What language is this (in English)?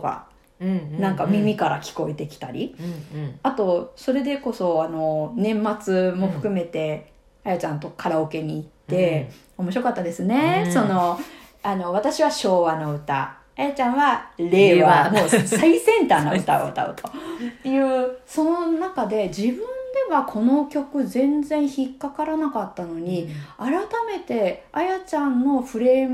Japanese